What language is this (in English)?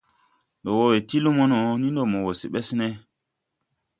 Tupuri